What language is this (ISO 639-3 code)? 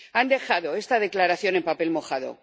spa